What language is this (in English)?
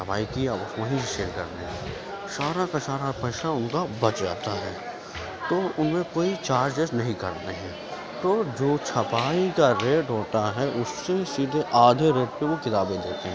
Urdu